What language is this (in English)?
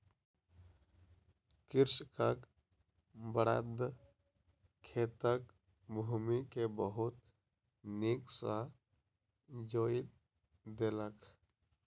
Maithili